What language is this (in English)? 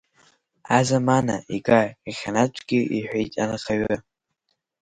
Abkhazian